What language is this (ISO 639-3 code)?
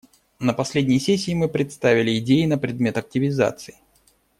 rus